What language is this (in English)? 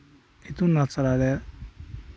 Santali